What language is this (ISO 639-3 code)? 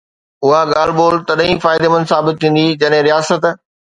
snd